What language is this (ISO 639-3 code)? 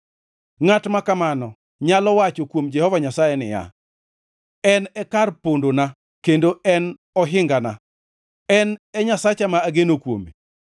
luo